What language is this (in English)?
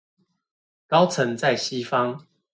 Chinese